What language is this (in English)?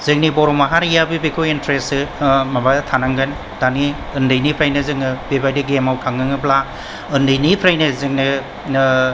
Bodo